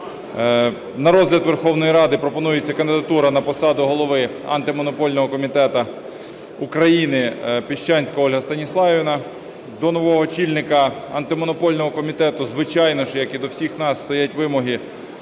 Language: Ukrainian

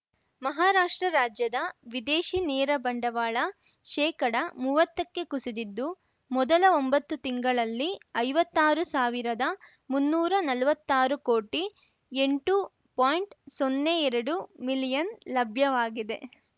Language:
Kannada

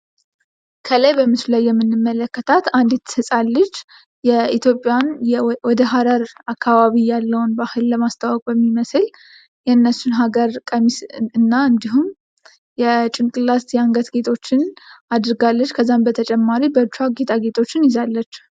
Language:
Amharic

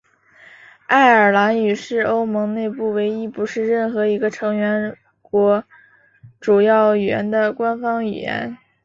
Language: Chinese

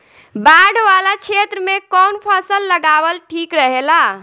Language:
Bhojpuri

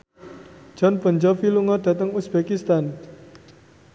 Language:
Javanese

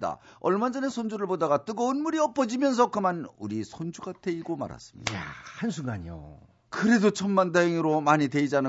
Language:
Korean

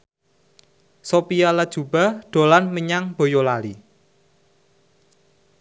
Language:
Javanese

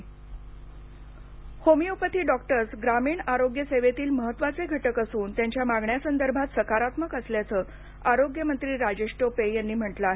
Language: Marathi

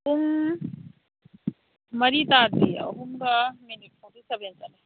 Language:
Manipuri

